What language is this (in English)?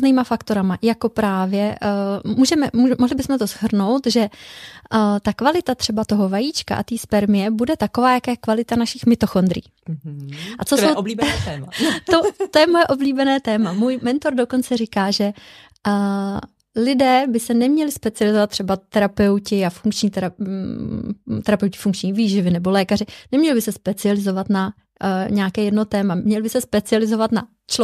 Czech